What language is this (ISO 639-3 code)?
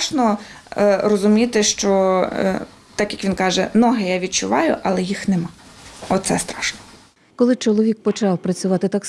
ukr